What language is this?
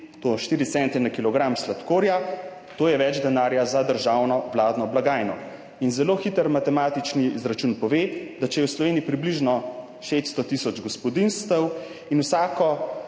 Slovenian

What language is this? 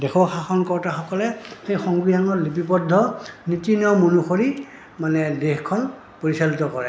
Assamese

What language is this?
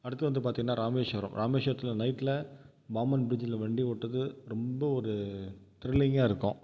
Tamil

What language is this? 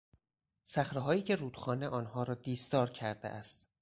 Persian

